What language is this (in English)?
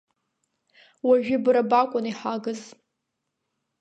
Abkhazian